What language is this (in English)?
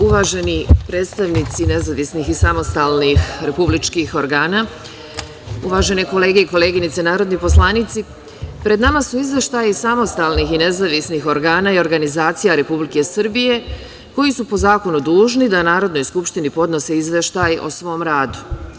Serbian